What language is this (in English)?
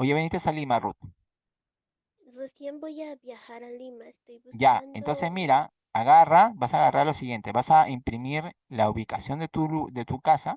Spanish